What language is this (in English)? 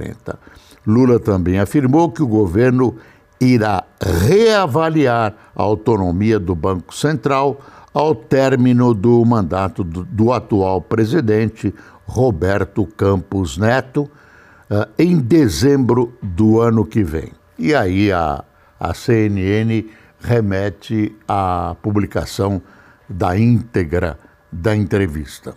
Portuguese